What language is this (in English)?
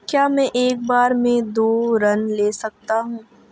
Hindi